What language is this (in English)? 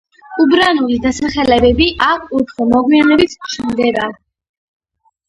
Georgian